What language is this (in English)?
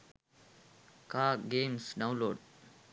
Sinhala